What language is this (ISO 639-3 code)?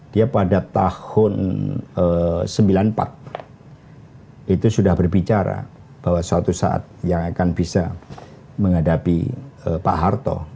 ind